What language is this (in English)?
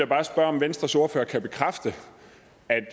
Danish